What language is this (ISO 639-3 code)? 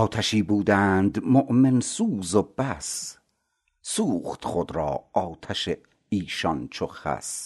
fas